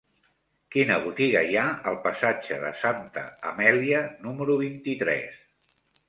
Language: Catalan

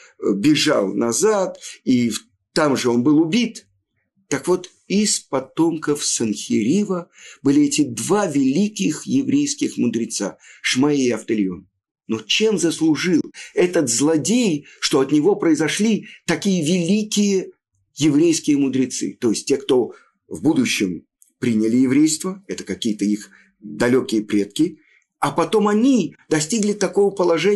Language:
Russian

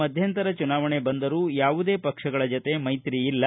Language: Kannada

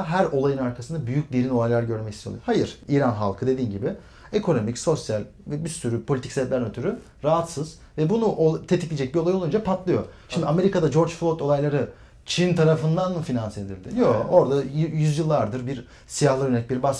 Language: Turkish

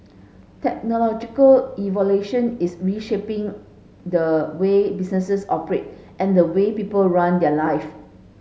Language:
English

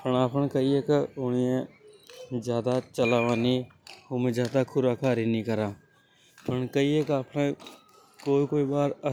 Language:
Hadothi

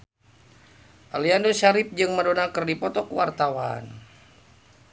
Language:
Sundanese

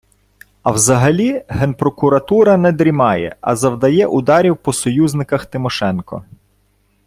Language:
Ukrainian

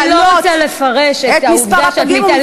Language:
Hebrew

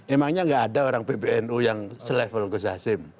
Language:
Indonesian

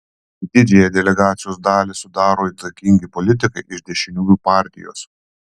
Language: Lithuanian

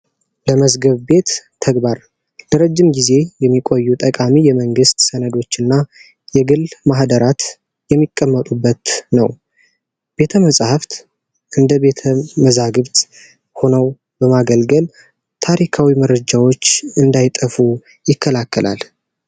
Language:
Amharic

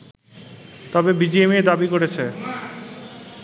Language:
Bangla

